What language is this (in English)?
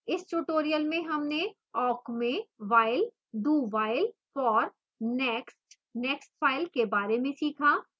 Hindi